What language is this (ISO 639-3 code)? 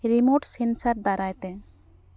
sat